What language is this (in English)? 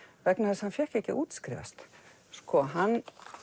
Icelandic